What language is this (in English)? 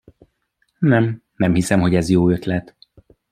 Hungarian